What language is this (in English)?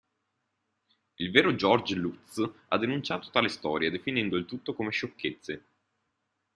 Italian